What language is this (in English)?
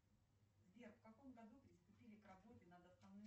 Russian